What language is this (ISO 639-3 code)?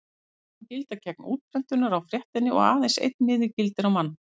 isl